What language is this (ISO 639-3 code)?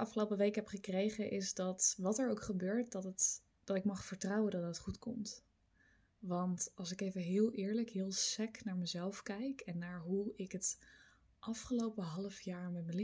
nld